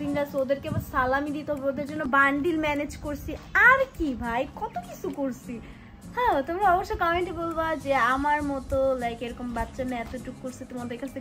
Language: Bangla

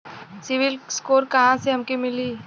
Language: Bhojpuri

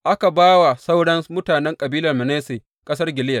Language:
Hausa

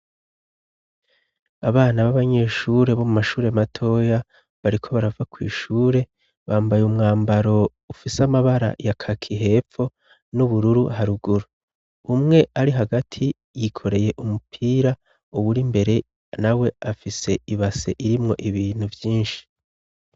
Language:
Rundi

